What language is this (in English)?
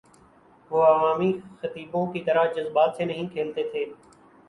Urdu